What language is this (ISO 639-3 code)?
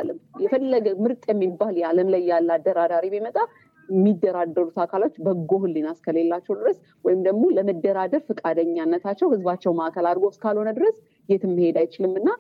amh